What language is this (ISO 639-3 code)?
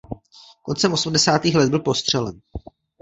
ces